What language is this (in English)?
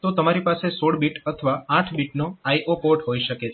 Gujarati